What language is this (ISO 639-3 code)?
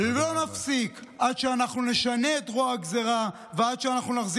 heb